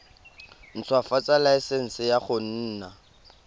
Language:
Tswana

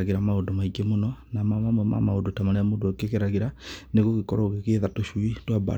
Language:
Kikuyu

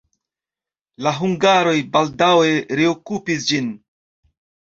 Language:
Esperanto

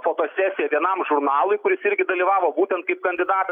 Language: Lithuanian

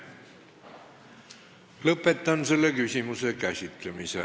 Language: Estonian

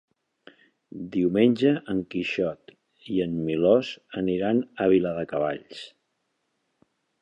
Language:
Catalan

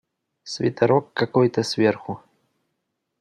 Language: Russian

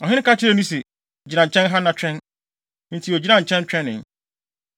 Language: Akan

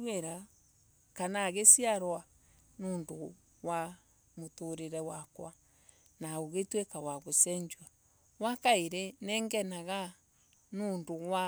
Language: Embu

